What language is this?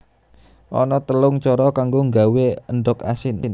Javanese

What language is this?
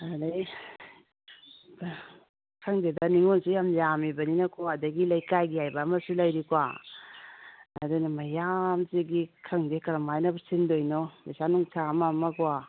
Manipuri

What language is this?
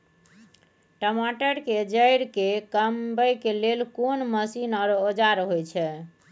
Maithili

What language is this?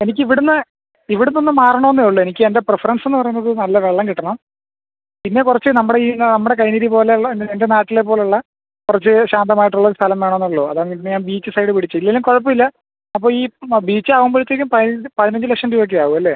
Malayalam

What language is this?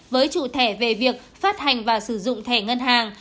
Vietnamese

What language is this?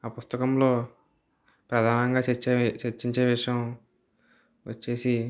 Telugu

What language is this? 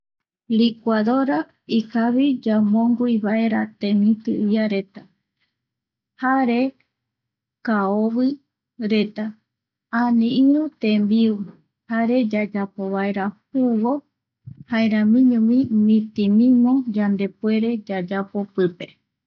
Eastern Bolivian Guaraní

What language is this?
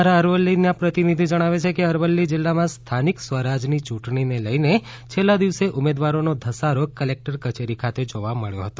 Gujarati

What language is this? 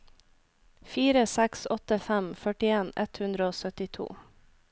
Norwegian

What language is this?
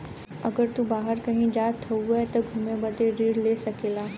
Bhojpuri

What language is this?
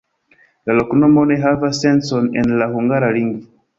Esperanto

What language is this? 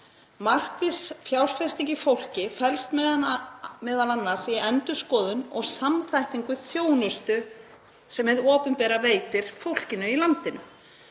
Icelandic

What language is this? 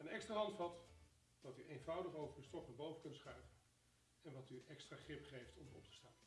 Dutch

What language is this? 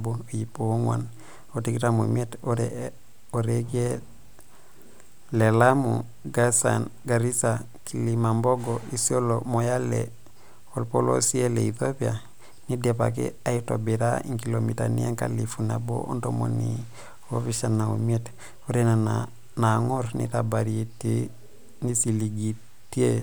Masai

